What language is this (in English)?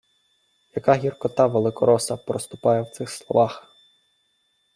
Ukrainian